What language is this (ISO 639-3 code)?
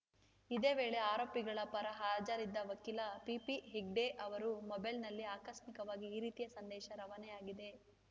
kan